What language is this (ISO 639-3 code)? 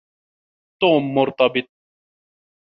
ara